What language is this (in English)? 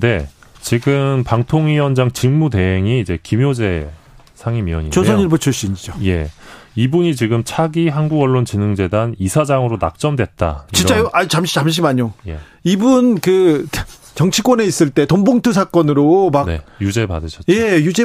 Korean